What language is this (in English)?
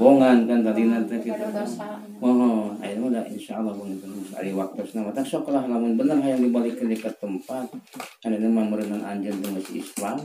Indonesian